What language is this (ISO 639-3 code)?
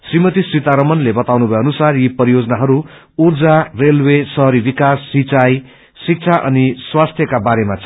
nep